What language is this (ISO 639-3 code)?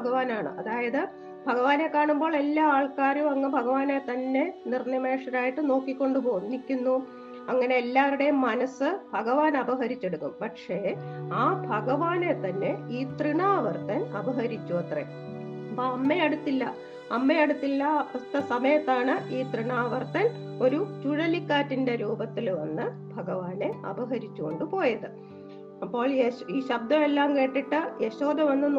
mal